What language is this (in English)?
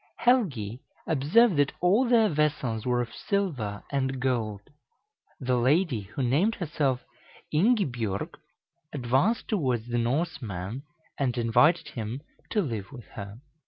English